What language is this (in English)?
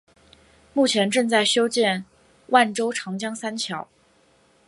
Chinese